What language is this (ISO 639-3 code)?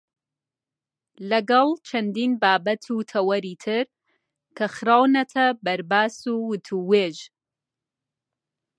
ckb